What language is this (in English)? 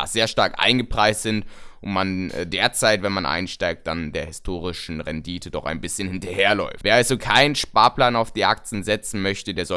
German